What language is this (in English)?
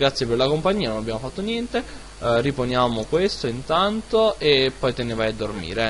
Italian